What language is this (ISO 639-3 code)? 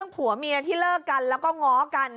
tha